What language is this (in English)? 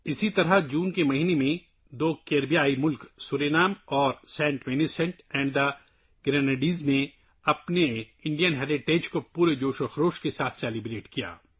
Urdu